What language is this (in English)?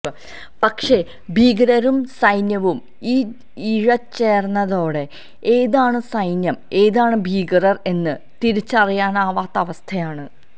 Malayalam